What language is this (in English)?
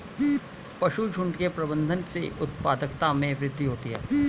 Hindi